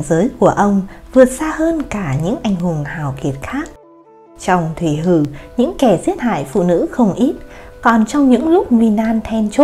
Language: Vietnamese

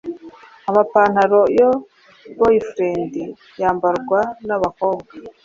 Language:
Kinyarwanda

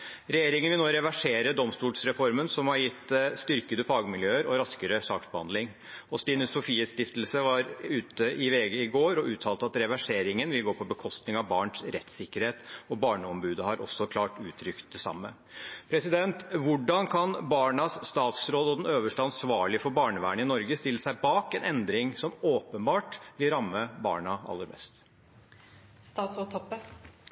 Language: Norwegian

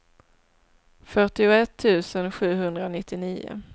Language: Swedish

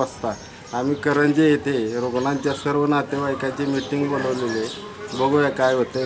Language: Greek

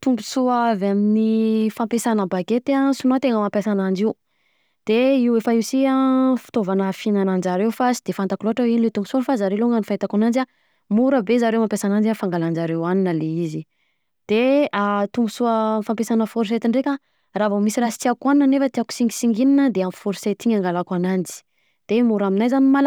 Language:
Southern Betsimisaraka Malagasy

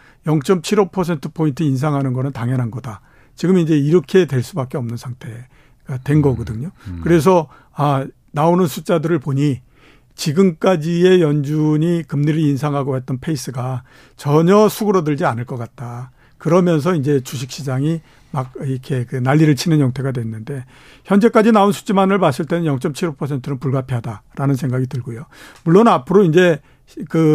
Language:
Korean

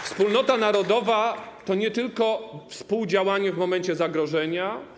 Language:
Polish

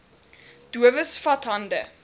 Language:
Afrikaans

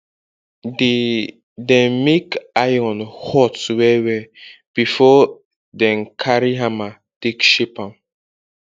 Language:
Nigerian Pidgin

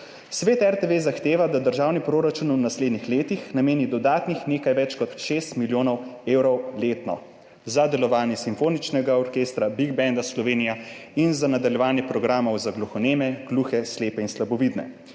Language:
Slovenian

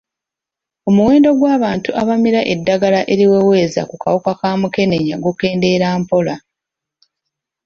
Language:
Ganda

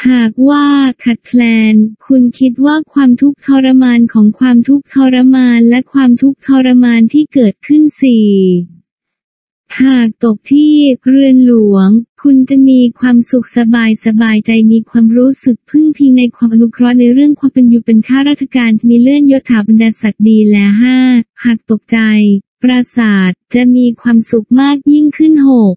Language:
Thai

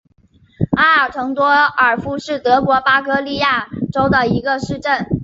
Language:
Chinese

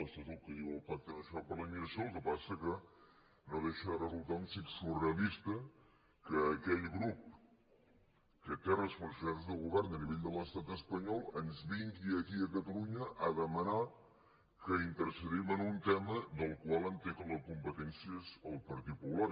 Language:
Catalan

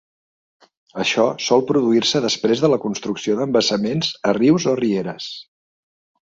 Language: Catalan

